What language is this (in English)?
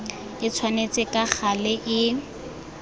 Tswana